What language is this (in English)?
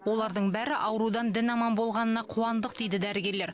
Kazakh